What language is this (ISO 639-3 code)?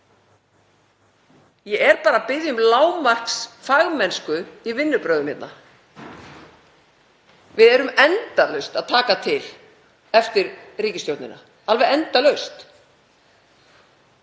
isl